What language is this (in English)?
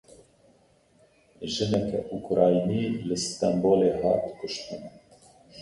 Kurdish